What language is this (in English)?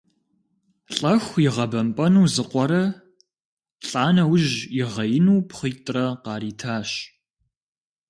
Kabardian